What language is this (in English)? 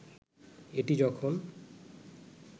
Bangla